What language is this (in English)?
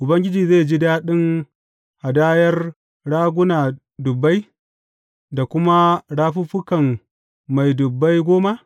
Hausa